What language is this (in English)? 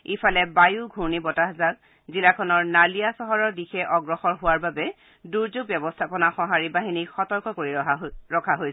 Assamese